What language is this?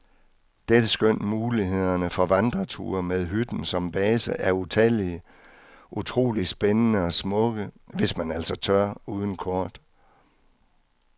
Danish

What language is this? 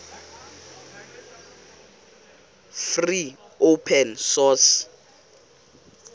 Xhosa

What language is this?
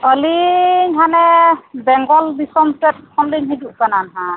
Santali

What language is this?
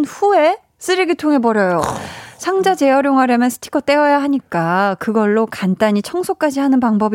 Korean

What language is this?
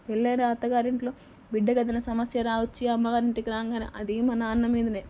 Telugu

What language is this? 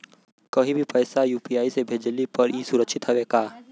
Bhojpuri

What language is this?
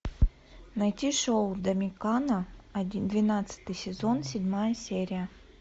Russian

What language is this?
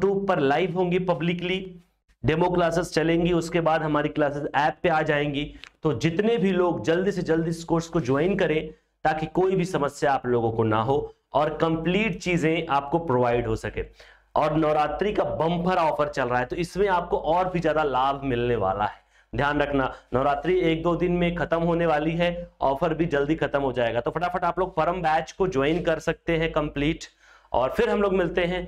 Hindi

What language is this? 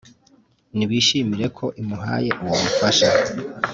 Kinyarwanda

